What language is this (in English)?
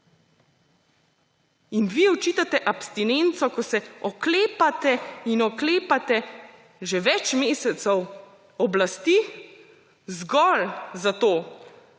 Slovenian